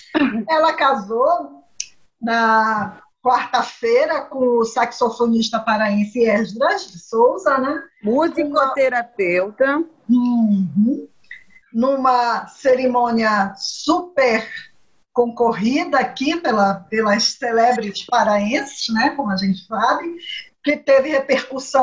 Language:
Portuguese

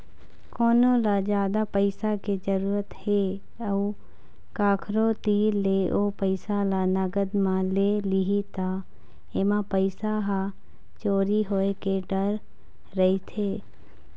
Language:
Chhattisgarhi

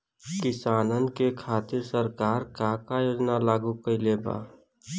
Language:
Bhojpuri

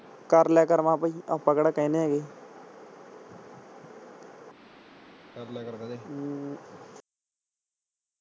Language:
Punjabi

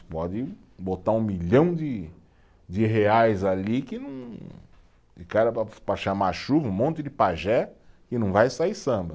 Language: Portuguese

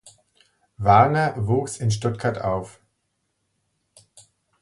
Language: German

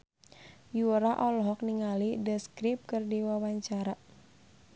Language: Sundanese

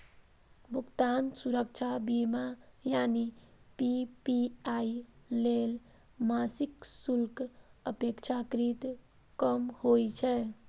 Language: Maithili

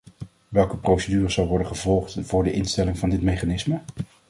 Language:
Dutch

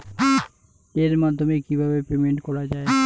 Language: Bangla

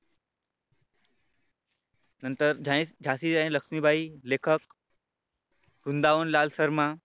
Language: Marathi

